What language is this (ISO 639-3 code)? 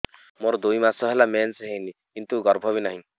ori